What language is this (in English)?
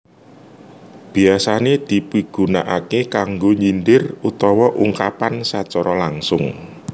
Javanese